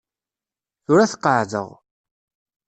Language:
Kabyle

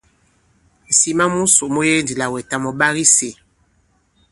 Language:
Bankon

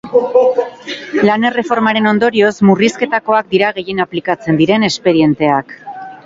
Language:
Basque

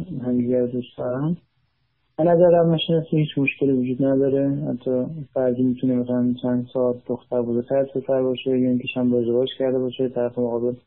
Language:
Persian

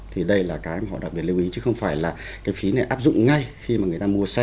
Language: Vietnamese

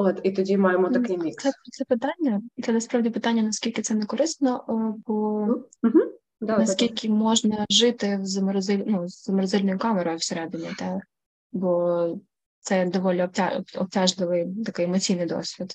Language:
Ukrainian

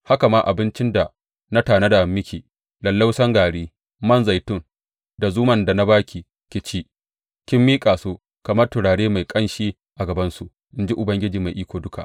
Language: Hausa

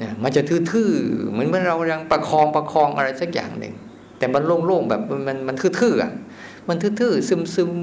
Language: Thai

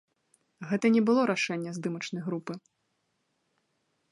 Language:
Belarusian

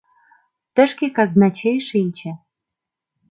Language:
Mari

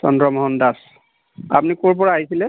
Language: Assamese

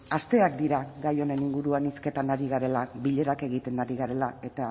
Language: Basque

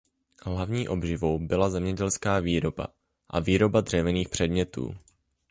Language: Czech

